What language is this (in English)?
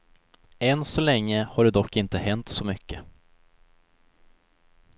Swedish